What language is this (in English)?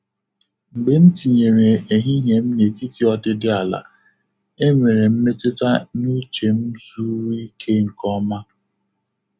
Igbo